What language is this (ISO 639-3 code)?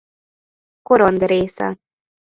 hun